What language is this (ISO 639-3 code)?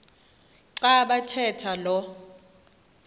xho